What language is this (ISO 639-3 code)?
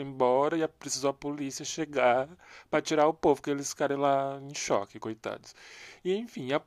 por